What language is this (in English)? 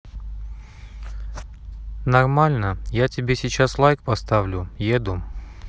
Russian